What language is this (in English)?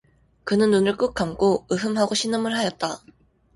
Korean